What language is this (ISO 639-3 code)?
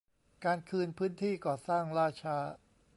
tha